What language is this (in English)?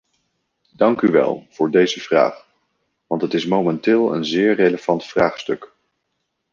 Dutch